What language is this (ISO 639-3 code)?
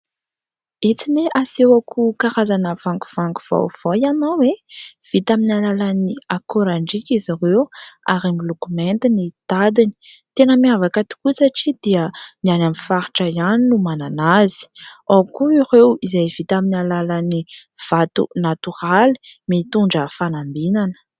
mlg